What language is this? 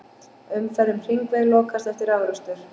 Icelandic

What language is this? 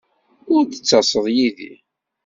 Kabyle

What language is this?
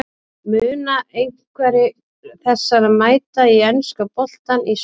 Icelandic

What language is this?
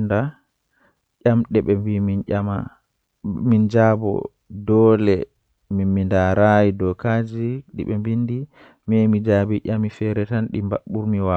Western Niger Fulfulde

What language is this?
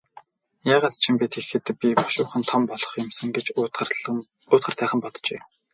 Mongolian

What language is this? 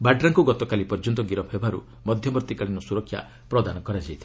Odia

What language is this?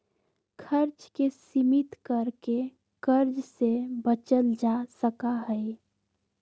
Magahi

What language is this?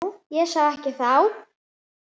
Icelandic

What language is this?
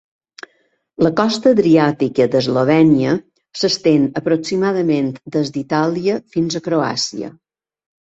Catalan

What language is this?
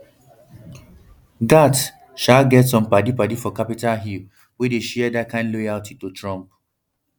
Nigerian Pidgin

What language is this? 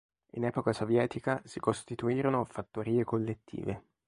Italian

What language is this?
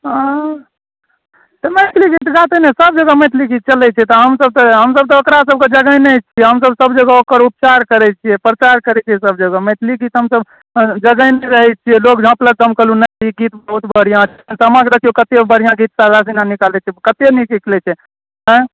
Maithili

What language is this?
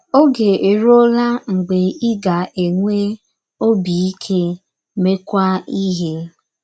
Igbo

